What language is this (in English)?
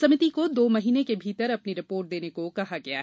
Hindi